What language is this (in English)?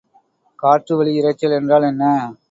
Tamil